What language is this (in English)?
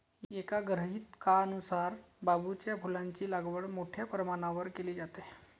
Marathi